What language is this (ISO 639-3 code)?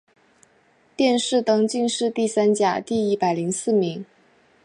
zho